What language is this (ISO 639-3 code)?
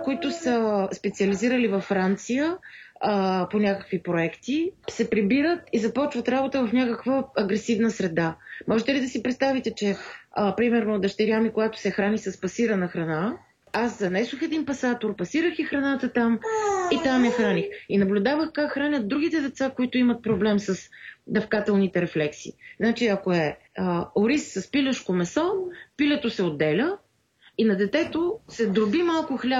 bul